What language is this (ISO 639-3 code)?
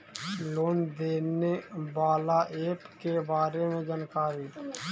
mag